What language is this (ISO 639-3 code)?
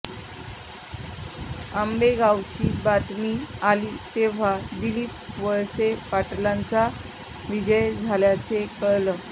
mar